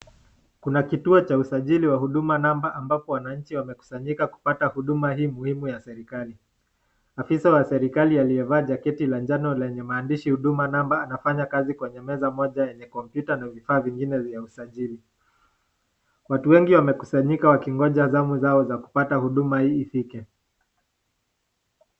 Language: Swahili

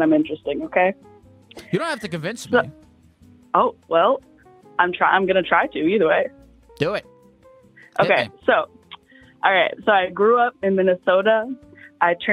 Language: English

